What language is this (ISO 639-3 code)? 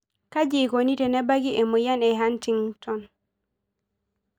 mas